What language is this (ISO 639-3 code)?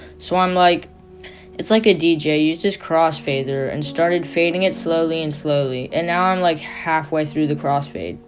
eng